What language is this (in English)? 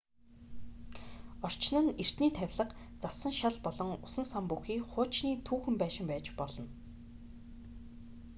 Mongolian